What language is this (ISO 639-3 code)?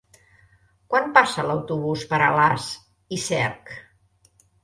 cat